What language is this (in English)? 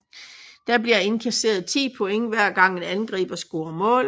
Danish